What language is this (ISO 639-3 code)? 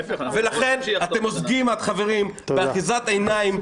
heb